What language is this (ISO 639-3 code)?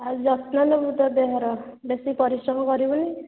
ori